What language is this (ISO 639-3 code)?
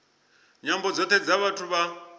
ven